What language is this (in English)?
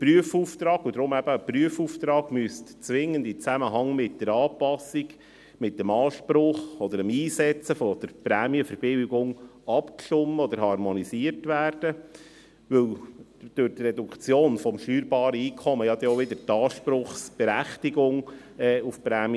Swiss German